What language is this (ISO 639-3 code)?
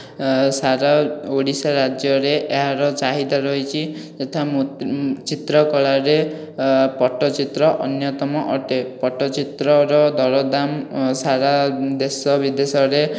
ori